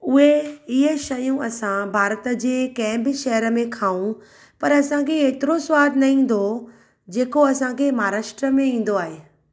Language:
Sindhi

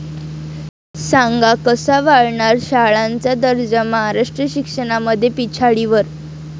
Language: Marathi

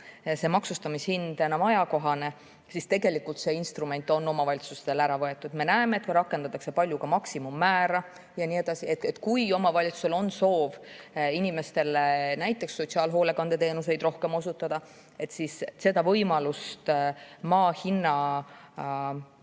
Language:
Estonian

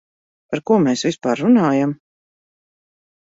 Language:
Latvian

